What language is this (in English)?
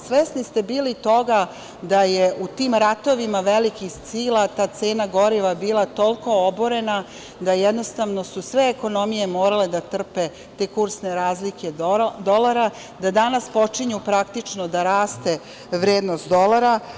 Serbian